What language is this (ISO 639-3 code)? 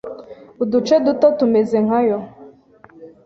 kin